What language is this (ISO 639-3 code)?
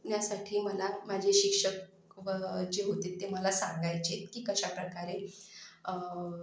mar